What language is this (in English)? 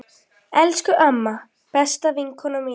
Icelandic